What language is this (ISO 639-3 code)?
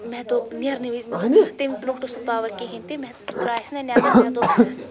kas